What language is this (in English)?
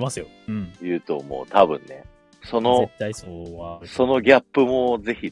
Japanese